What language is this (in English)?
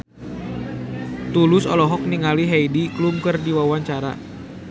Sundanese